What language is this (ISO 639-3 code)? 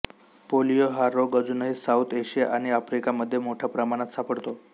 mar